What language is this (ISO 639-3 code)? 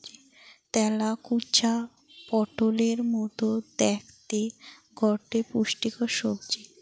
ben